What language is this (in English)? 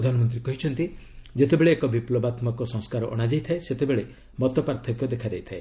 Odia